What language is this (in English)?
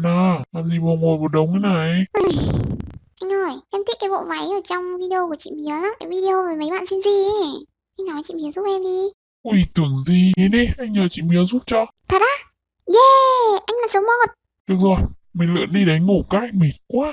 Vietnamese